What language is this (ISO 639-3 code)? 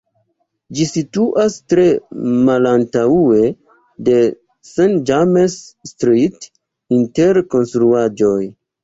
epo